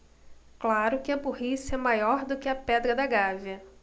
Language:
Portuguese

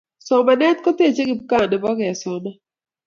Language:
Kalenjin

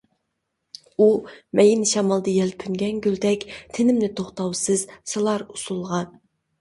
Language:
Uyghur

